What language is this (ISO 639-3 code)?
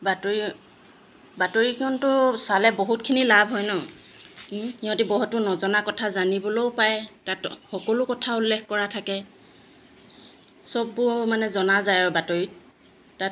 asm